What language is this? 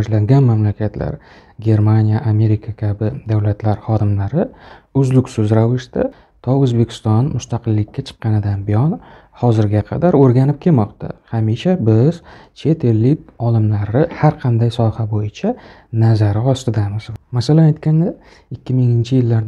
Turkish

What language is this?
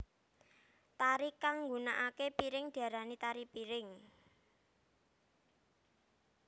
Javanese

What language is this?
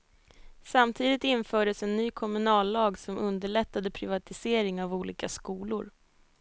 Swedish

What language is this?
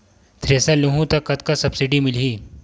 Chhattisgarhi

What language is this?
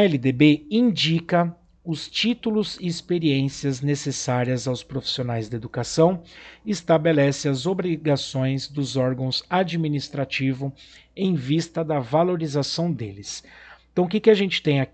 Portuguese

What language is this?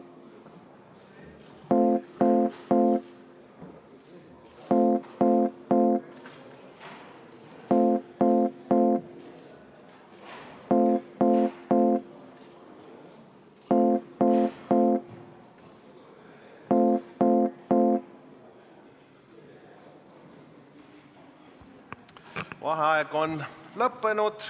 Estonian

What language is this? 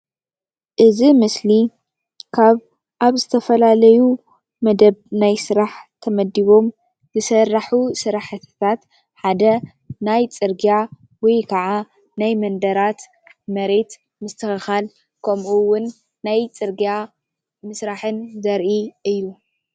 Tigrinya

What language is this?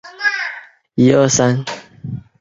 Chinese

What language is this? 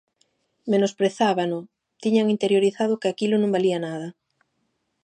Galician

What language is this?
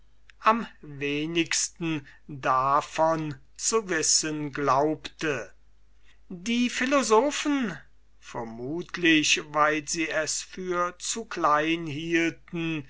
German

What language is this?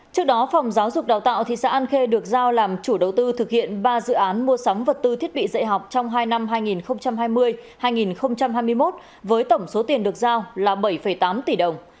Vietnamese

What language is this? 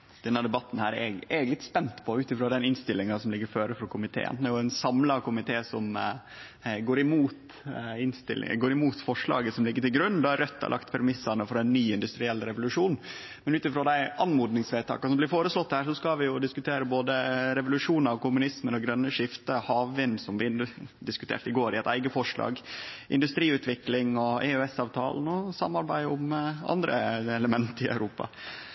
Norwegian Nynorsk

